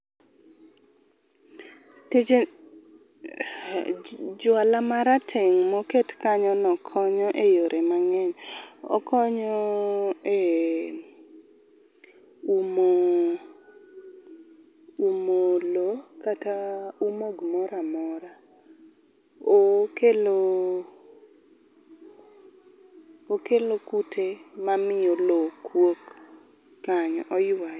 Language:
Luo (Kenya and Tanzania)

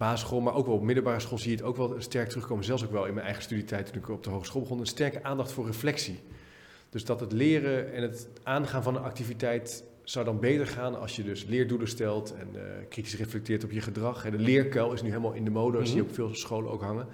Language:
Dutch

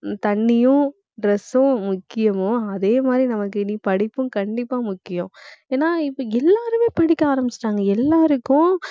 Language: Tamil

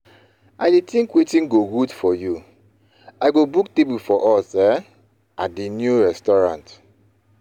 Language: Nigerian Pidgin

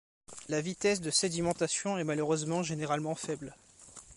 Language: French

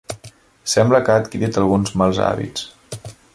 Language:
Catalan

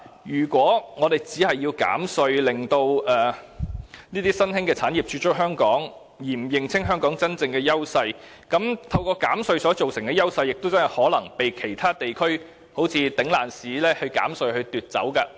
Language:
Cantonese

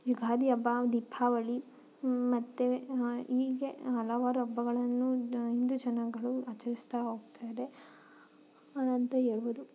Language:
Kannada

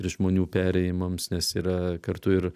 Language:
Lithuanian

